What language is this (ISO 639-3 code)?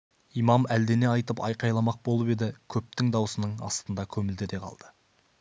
kaz